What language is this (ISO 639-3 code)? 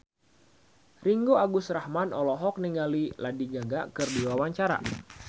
sun